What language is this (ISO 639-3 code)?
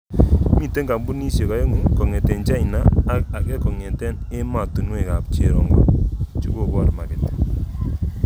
kln